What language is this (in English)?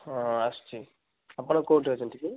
Odia